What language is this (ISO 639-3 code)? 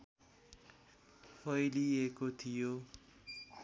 nep